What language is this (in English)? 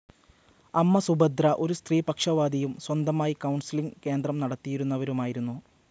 Malayalam